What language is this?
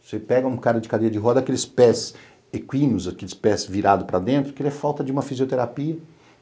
Portuguese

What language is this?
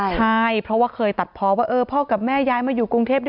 Thai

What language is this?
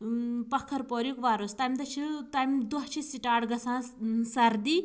Kashmiri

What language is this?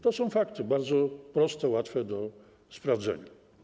Polish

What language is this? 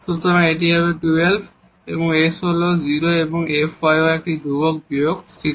Bangla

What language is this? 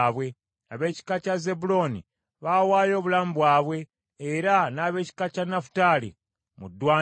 Ganda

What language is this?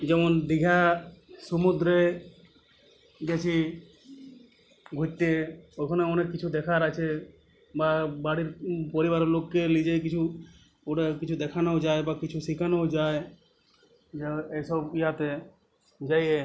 Bangla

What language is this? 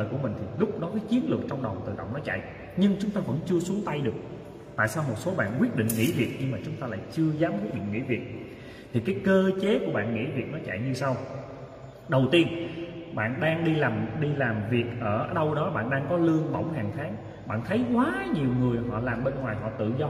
Vietnamese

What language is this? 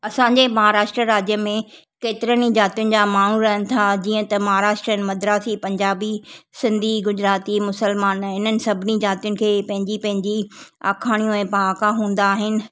Sindhi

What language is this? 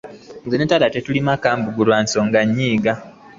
Ganda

